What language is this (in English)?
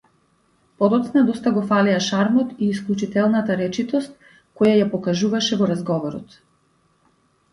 Macedonian